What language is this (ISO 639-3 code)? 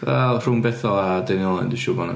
cym